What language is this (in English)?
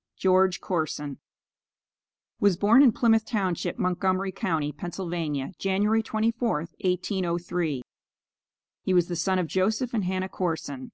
English